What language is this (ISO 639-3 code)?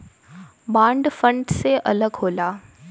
bho